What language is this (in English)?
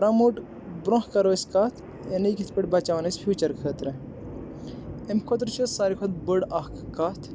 Kashmiri